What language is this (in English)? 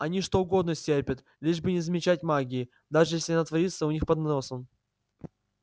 Russian